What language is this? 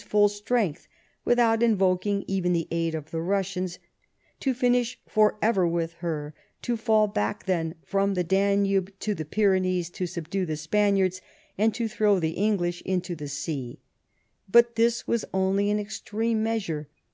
English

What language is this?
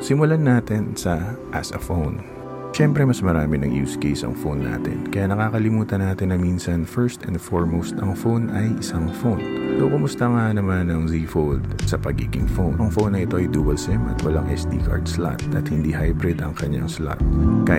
Filipino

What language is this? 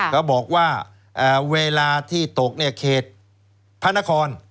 Thai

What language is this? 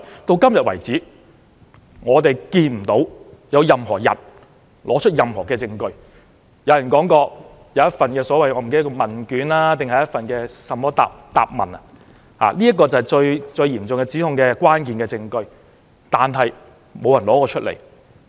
Cantonese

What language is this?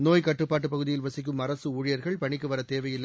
Tamil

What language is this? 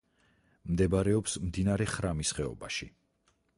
Georgian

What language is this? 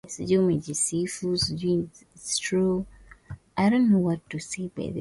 Swahili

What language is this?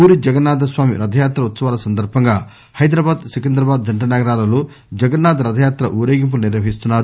Telugu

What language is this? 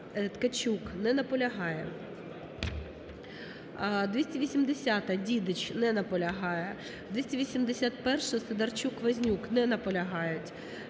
Ukrainian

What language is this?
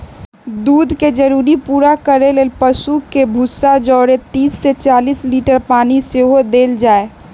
Magahi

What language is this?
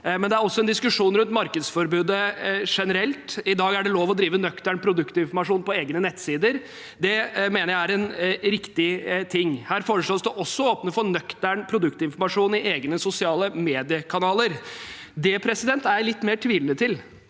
Norwegian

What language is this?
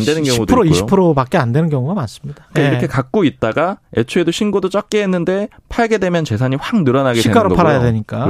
Korean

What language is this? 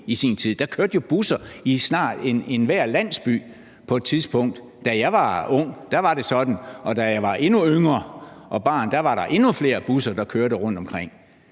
Danish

